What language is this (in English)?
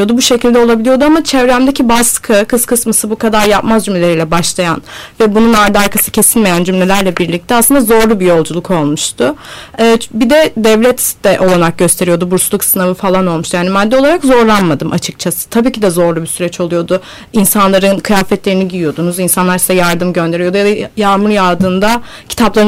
Turkish